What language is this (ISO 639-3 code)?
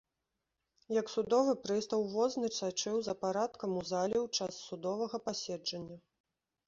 bel